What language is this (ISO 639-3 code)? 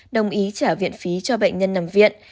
vie